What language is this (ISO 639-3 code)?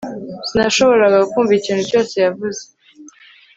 kin